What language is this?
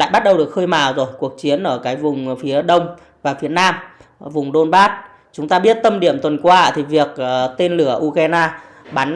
Vietnamese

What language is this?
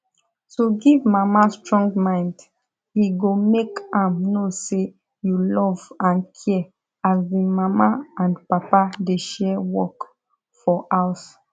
Nigerian Pidgin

